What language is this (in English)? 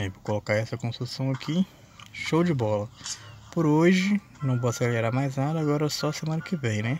Portuguese